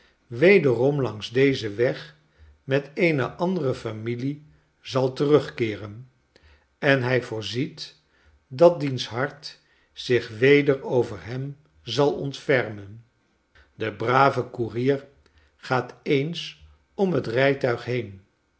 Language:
Dutch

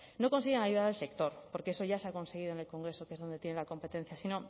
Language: Spanish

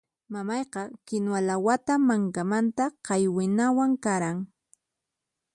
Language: Puno Quechua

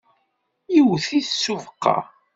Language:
Kabyle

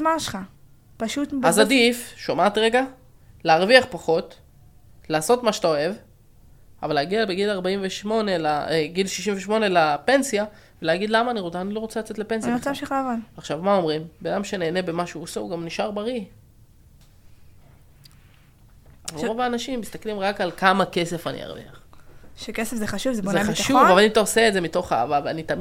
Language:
Hebrew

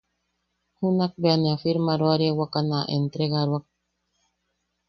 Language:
Yaqui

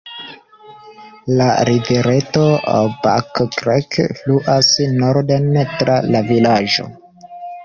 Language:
Esperanto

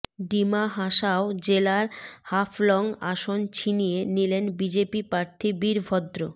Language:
Bangla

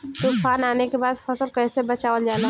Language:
Bhojpuri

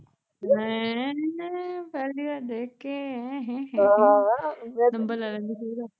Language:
Punjabi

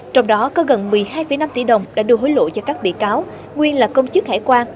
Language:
Vietnamese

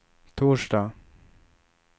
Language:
Swedish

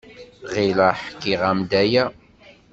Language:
Kabyle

